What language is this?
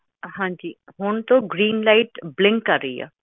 Punjabi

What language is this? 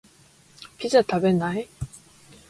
Japanese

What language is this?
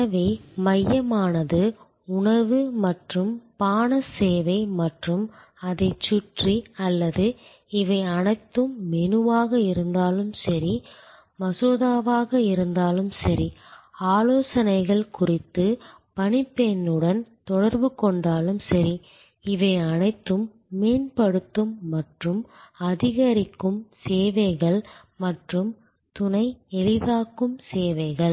Tamil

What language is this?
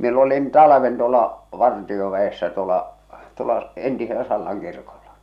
Finnish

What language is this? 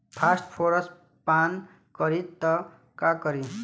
Bhojpuri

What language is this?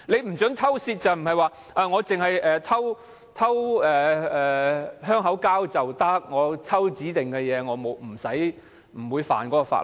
Cantonese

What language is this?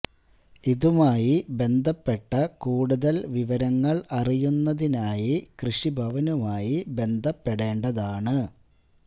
Malayalam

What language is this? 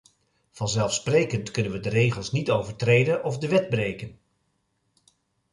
Dutch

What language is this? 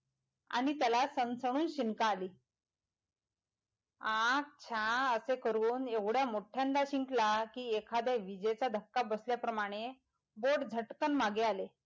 Marathi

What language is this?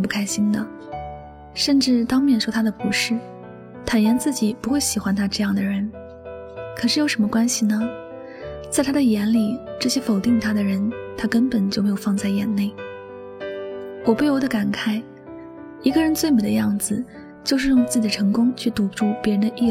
Chinese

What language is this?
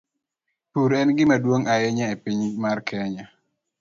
Luo (Kenya and Tanzania)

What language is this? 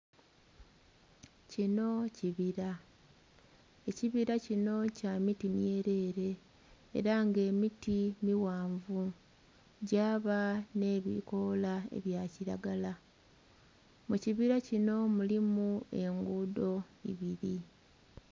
Soga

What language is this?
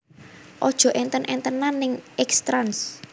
Javanese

